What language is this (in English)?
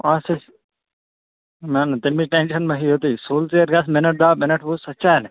Kashmiri